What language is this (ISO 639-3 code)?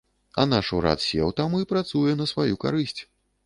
bel